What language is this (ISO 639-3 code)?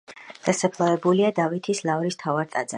kat